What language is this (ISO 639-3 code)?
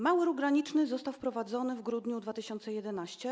pol